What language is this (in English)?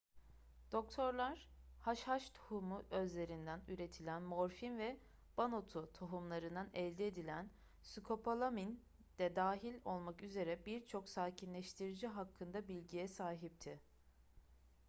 Turkish